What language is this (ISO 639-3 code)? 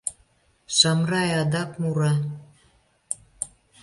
chm